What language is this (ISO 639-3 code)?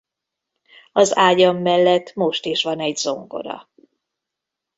hun